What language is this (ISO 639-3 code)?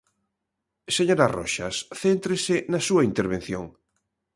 glg